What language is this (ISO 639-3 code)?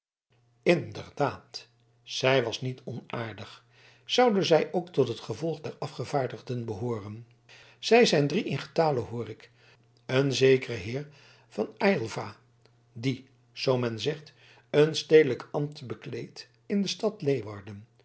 nld